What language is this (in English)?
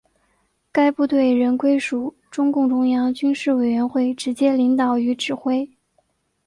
Chinese